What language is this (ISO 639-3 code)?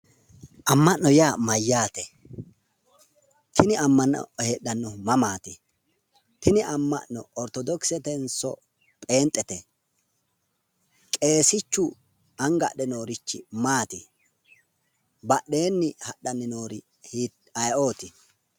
sid